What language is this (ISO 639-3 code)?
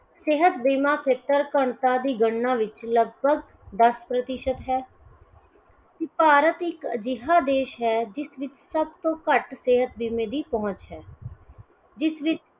pan